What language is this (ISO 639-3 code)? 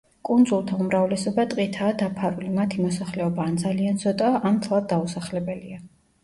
kat